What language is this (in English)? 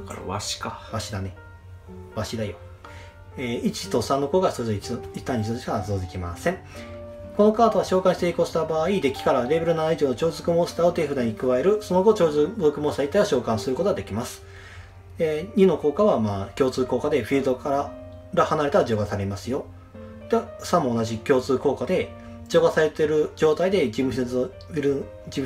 Japanese